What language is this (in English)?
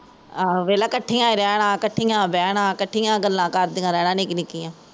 Punjabi